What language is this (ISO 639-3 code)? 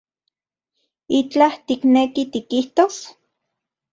ncx